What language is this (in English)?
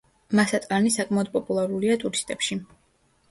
Georgian